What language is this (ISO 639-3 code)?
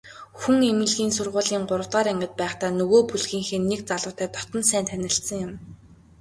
mon